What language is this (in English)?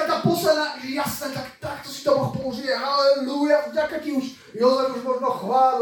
Slovak